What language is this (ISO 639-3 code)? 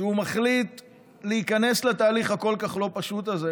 heb